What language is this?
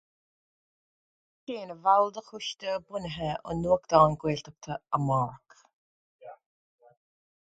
Irish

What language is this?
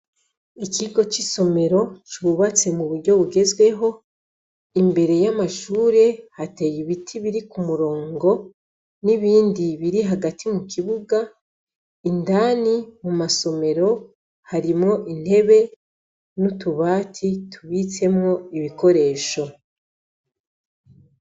Rundi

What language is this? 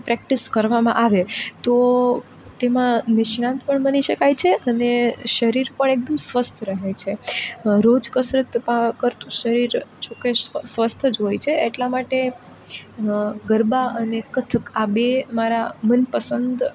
Gujarati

